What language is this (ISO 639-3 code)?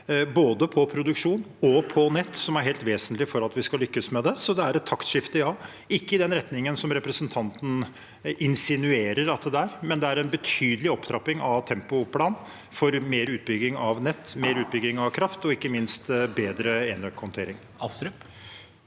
nor